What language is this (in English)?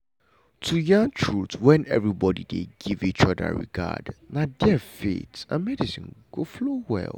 Nigerian Pidgin